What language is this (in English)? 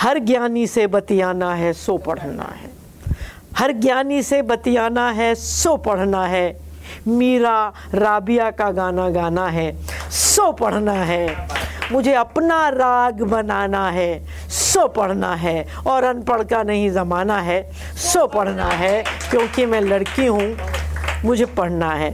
Hindi